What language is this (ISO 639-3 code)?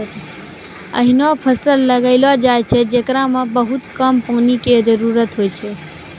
mai